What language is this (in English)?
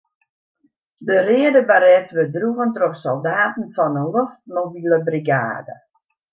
Western Frisian